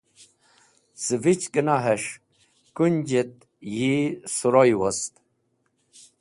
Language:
Wakhi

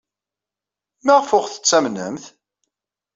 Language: Kabyle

